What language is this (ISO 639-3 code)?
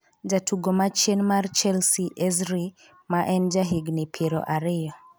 luo